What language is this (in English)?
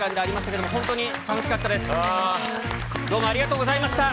Japanese